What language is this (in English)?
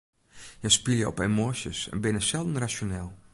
Western Frisian